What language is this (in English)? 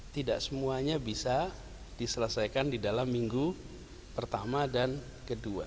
Indonesian